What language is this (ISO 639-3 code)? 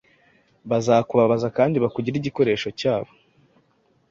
kin